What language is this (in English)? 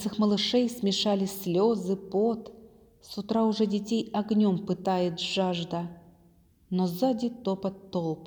Russian